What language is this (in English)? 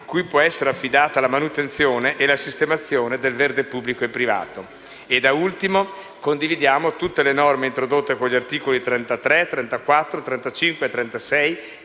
Italian